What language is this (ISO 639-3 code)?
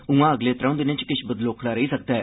doi